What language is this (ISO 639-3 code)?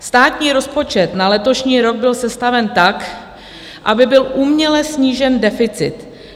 ces